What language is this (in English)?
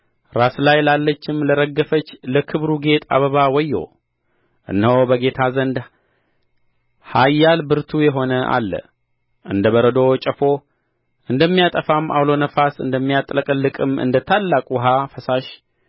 Amharic